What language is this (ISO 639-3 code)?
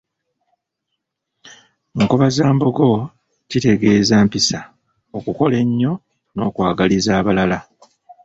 lug